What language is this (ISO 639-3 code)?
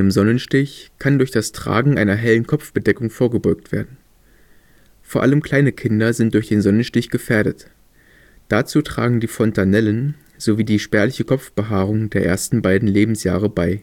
deu